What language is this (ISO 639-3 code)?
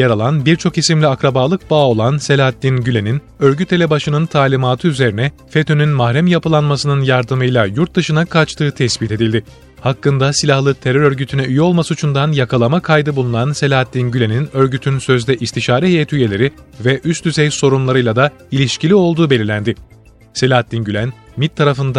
tur